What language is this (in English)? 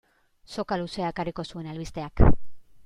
Basque